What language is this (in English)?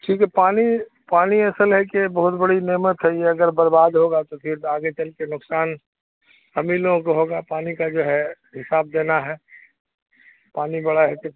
Urdu